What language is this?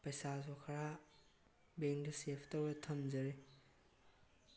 Manipuri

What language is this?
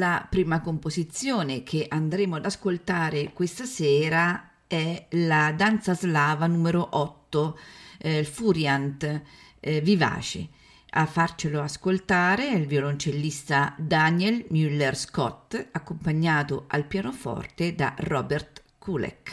Italian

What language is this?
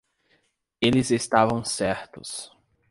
Portuguese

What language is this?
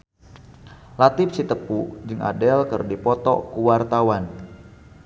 Sundanese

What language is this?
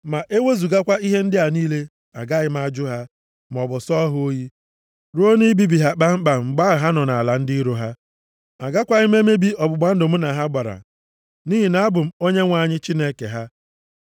Igbo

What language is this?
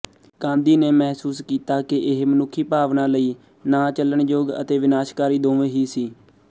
Punjabi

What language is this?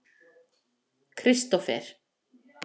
Icelandic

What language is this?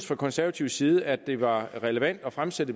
Danish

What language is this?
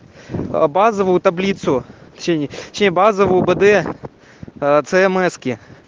Russian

